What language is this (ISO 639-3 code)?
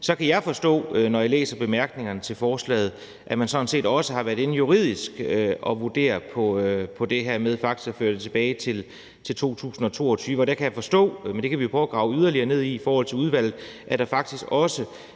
dan